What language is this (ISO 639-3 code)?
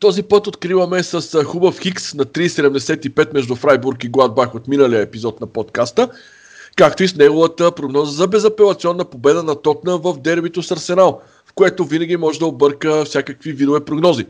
bul